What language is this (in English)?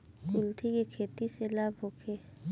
Bhojpuri